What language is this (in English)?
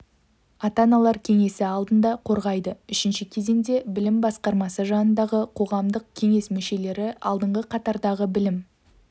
Kazakh